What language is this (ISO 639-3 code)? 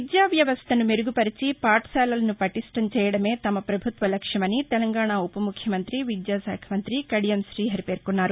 tel